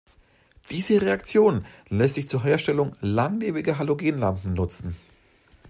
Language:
German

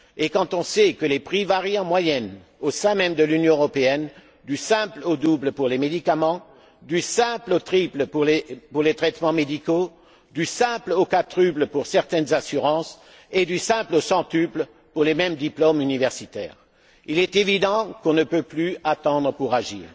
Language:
French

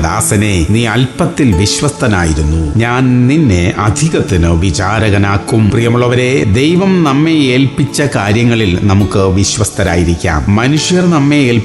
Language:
Malayalam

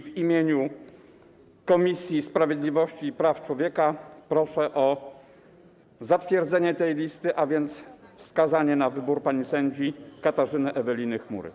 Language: Polish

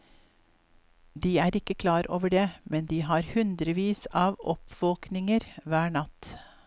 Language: Norwegian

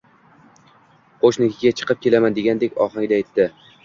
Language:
Uzbek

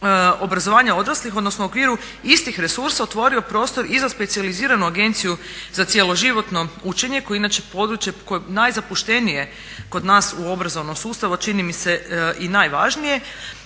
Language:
Croatian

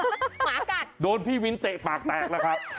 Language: Thai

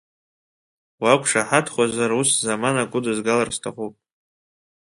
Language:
Abkhazian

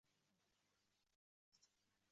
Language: Uzbek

